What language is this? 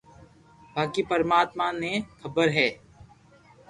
Loarki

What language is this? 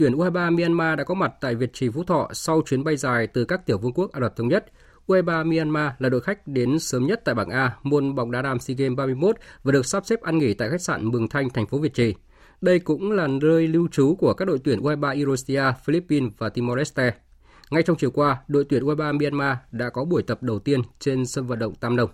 Vietnamese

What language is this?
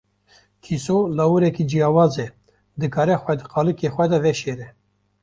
Kurdish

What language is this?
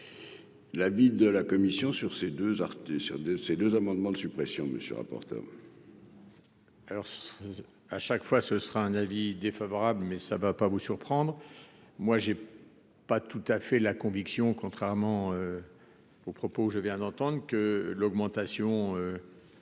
French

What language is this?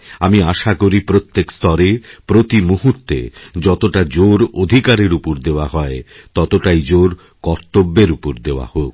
Bangla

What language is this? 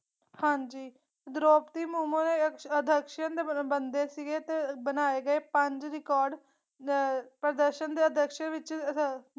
Punjabi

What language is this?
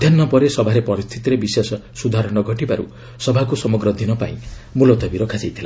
Odia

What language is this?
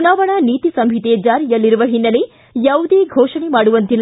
Kannada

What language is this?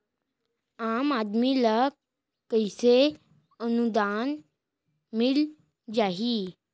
Chhattisgarhi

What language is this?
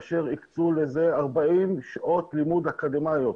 Hebrew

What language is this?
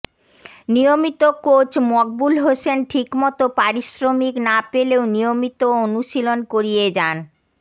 Bangla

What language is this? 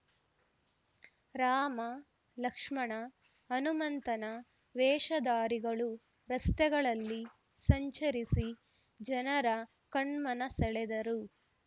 Kannada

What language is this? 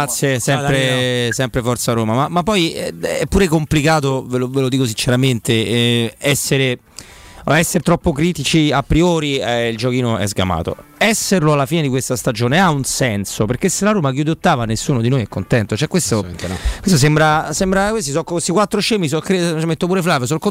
Italian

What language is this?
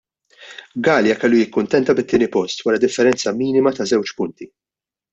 Maltese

